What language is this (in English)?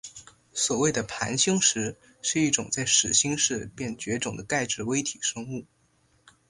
Chinese